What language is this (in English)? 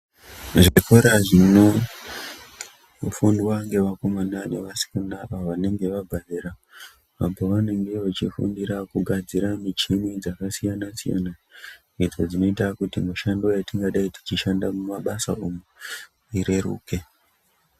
Ndau